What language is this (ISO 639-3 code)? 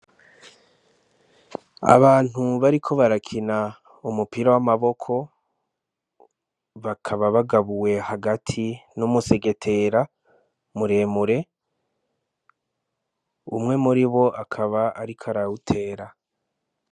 run